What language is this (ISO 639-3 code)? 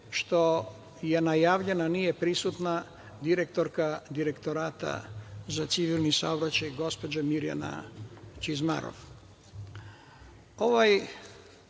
srp